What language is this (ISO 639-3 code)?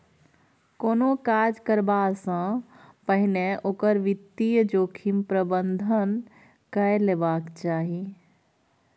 mai